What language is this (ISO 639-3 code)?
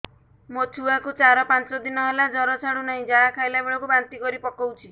ori